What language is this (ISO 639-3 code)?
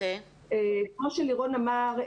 heb